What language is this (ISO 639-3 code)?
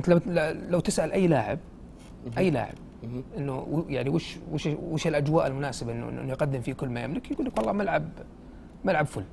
ara